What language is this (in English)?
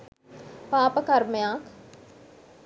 Sinhala